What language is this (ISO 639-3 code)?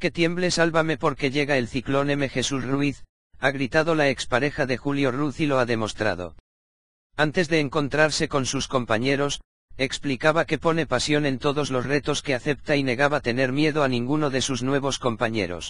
spa